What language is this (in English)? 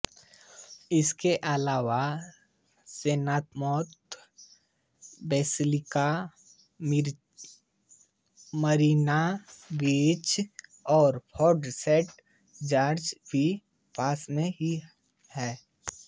Hindi